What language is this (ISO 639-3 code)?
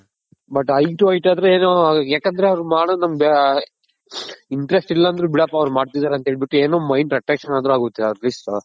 kan